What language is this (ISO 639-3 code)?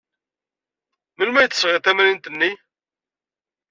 kab